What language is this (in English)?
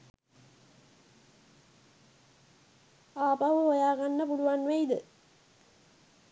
Sinhala